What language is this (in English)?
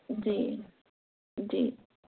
Urdu